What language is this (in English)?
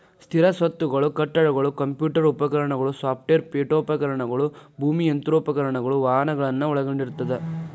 Kannada